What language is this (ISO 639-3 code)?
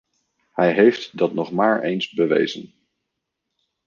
nld